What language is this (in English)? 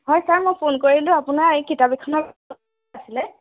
Assamese